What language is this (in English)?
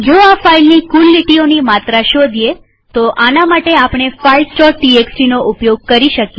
Gujarati